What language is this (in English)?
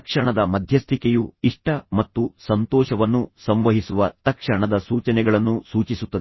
Kannada